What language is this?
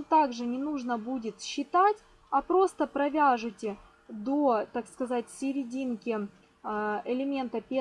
Russian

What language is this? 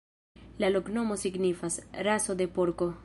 Esperanto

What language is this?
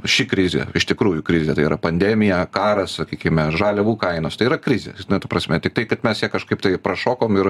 Lithuanian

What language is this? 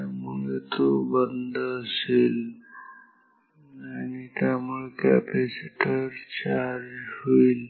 Marathi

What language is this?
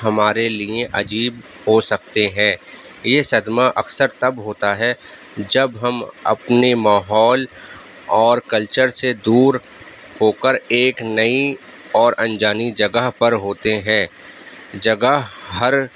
Urdu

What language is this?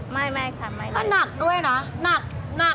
Thai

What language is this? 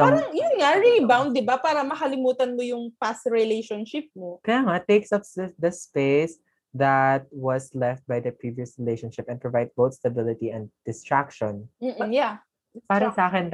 Filipino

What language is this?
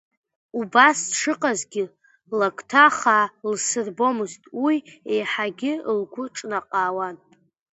Abkhazian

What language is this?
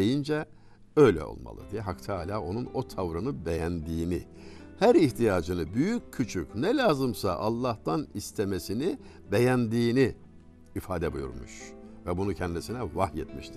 Turkish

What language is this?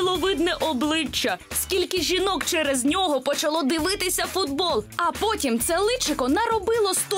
Ukrainian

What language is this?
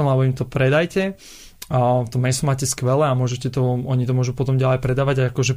Slovak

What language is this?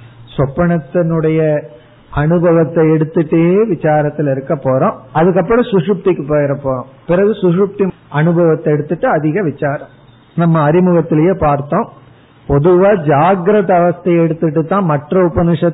Tamil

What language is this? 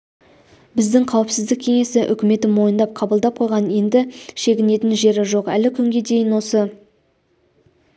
Kazakh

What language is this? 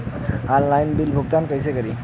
Bhojpuri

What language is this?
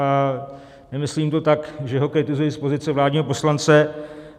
Czech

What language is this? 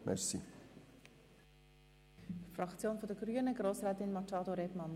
Swiss German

